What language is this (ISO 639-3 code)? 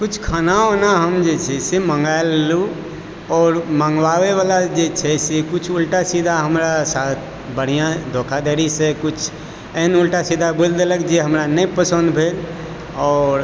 mai